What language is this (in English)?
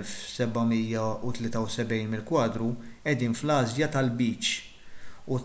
Maltese